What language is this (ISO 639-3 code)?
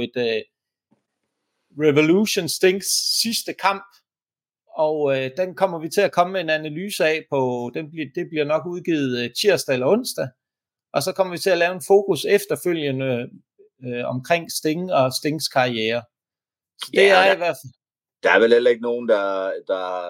dan